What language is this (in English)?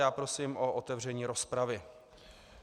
Czech